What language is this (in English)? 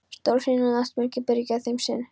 Icelandic